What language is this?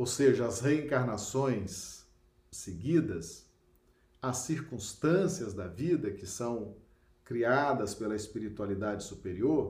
Portuguese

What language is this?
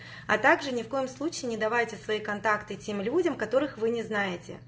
Russian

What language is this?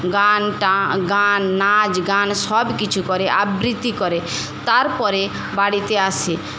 Bangla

